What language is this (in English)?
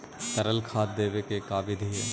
Magahi